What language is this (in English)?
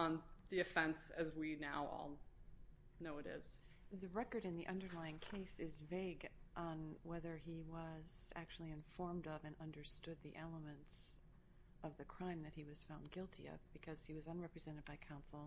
English